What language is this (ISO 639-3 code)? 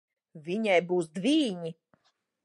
lav